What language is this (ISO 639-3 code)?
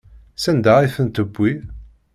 kab